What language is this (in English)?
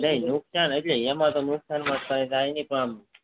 Gujarati